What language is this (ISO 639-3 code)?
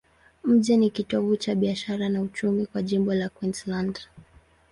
swa